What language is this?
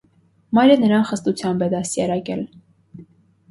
Armenian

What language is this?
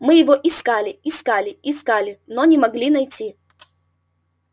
Russian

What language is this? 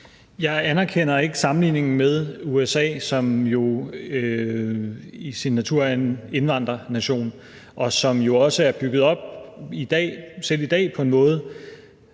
Danish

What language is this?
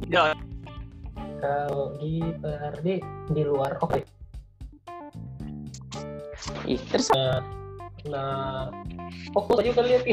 Indonesian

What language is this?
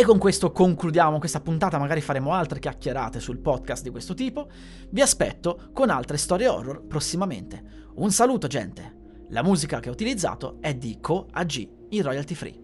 Italian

